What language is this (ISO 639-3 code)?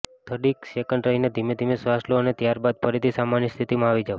guj